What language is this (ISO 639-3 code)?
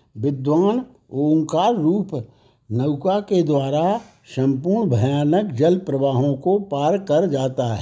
hin